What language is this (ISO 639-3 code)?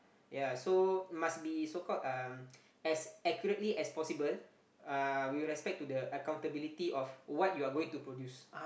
eng